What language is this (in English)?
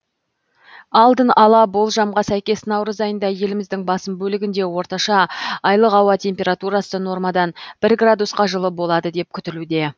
Kazakh